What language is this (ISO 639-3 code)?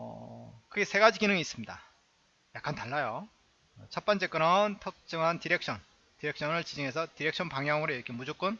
kor